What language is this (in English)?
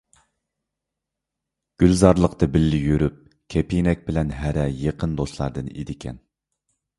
Uyghur